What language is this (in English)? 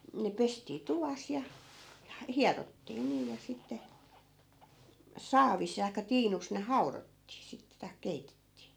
Finnish